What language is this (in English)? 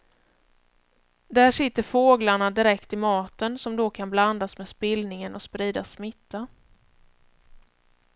Swedish